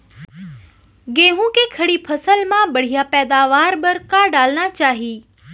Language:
Chhattisgarhi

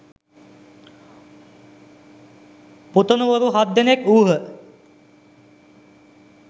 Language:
Sinhala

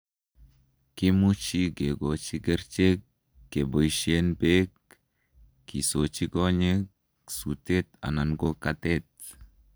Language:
Kalenjin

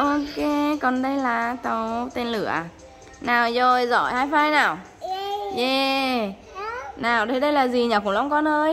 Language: Vietnamese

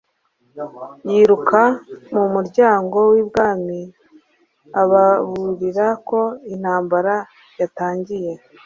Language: Kinyarwanda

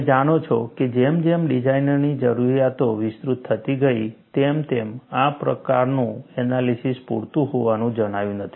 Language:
Gujarati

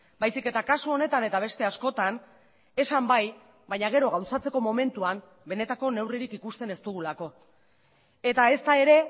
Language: Basque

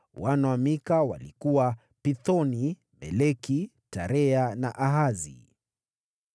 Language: Swahili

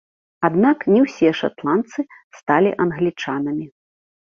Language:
Belarusian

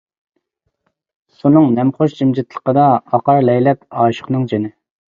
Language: Uyghur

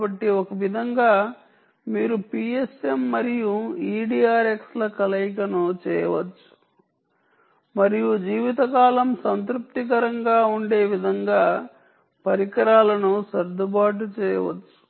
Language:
Telugu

